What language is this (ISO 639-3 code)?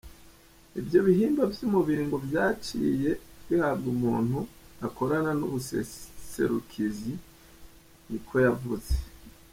kin